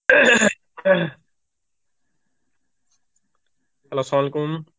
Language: Bangla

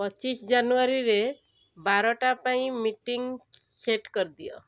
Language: Odia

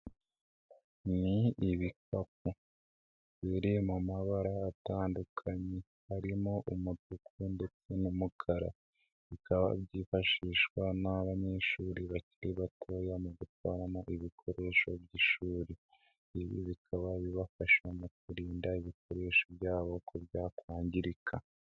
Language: Kinyarwanda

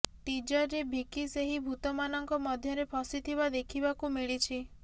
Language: Odia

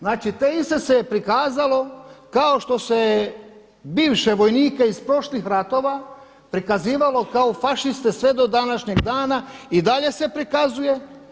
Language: Croatian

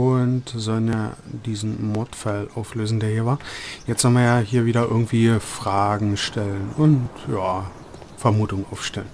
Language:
German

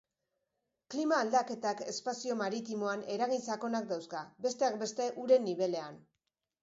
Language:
Basque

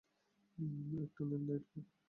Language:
Bangla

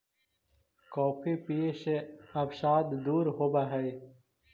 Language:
Magahi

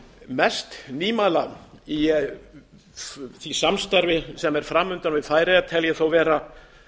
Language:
Icelandic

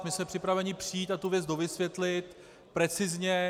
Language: Czech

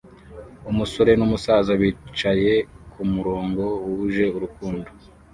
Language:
Kinyarwanda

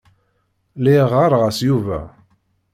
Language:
Kabyle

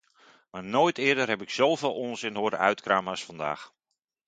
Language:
Dutch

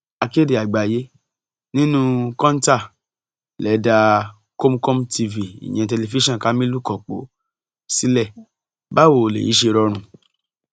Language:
Yoruba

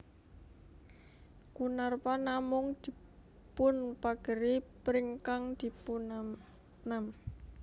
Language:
Javanese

